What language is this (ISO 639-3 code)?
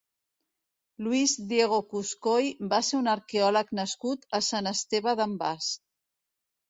cat